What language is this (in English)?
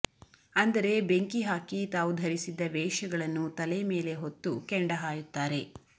Kannada